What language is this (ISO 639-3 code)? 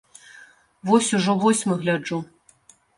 bel